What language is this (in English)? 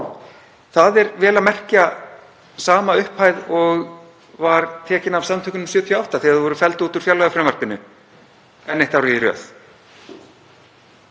Icelandic